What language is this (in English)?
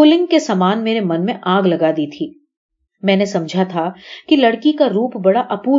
Hindi